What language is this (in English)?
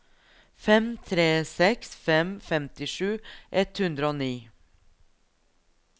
Norwegian